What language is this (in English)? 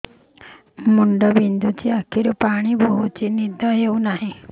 Odia